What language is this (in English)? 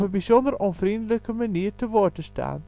Dutch